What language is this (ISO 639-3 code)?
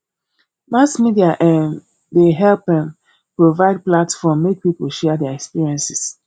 pcm